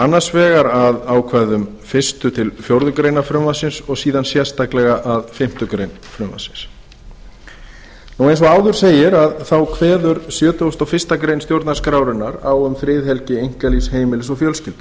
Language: Icelandic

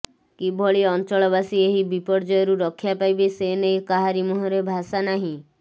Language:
Odia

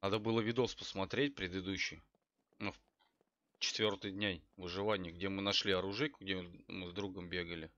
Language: Russian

